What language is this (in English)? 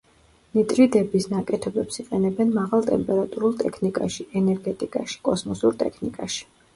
Georgian